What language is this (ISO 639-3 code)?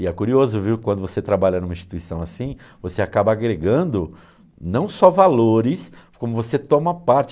por